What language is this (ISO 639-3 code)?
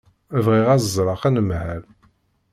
kab